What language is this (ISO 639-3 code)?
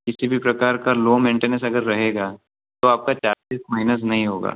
hin